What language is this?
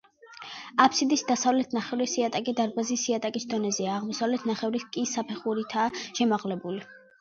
Georgian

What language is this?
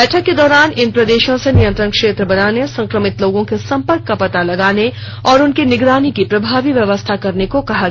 Hindi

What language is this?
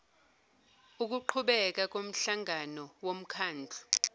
Zulu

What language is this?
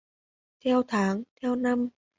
Vietnamese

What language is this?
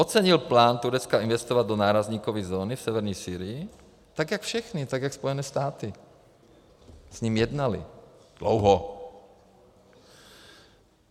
Czech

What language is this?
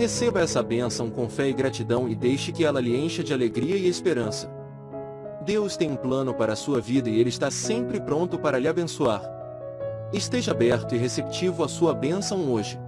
Portuguese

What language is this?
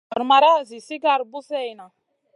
Masana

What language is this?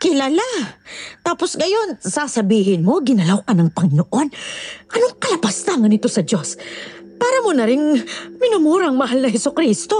Filipino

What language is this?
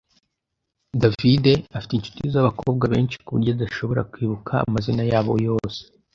Kinyarwanda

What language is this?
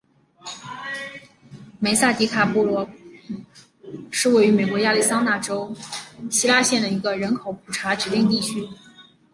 Chinese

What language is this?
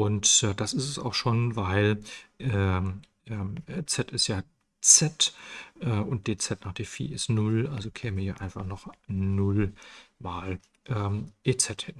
German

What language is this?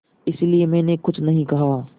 Hindi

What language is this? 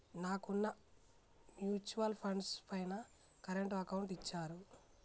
Telugu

